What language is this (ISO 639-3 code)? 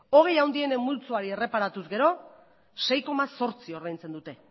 eus